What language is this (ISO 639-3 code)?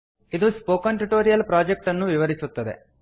kan